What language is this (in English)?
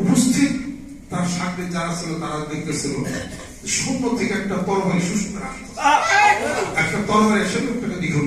Romanian